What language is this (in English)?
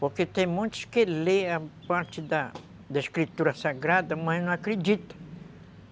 Portuguese